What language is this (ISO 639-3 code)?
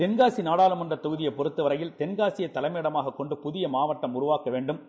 tam